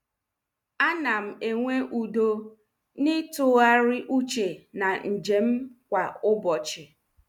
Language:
Igbo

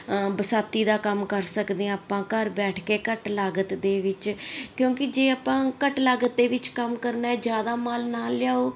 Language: Punjabi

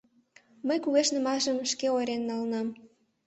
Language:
Mari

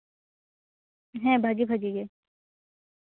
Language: Santali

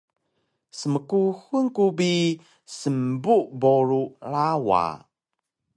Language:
Taroko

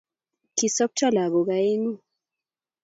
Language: Kalenjin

